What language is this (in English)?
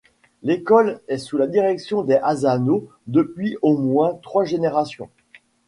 French